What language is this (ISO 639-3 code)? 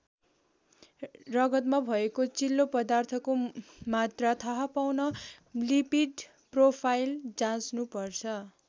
nep